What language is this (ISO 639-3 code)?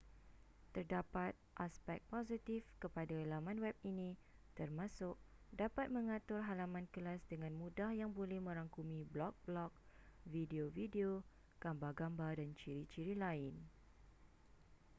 msa